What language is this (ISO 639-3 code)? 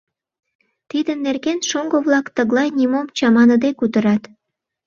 chm